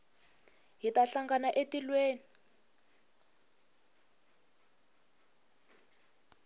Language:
Tsonga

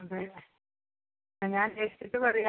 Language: Malayalam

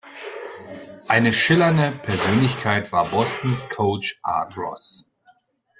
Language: German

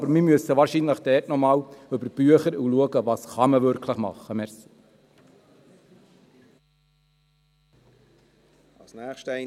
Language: Swiss German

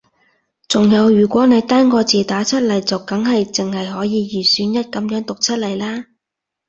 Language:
Cantonese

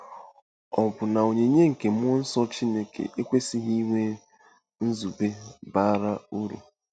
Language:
Igbo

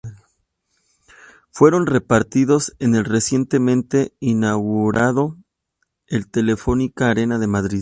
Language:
Spanish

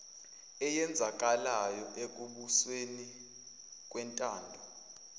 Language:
Zulu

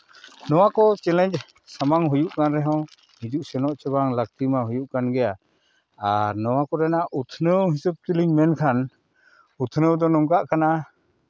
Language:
Santali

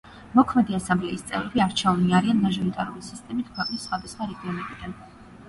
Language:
Georgian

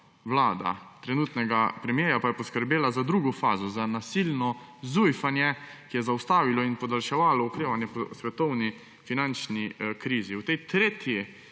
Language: Slovenian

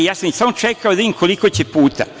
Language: Serbian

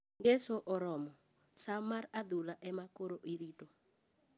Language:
Luo (Kenya and Tanzania)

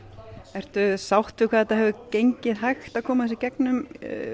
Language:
Icelandic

